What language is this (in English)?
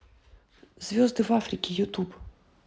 Russian